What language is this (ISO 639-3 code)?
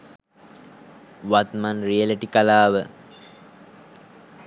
sin